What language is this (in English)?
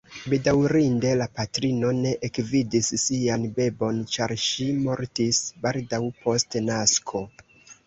Esperanto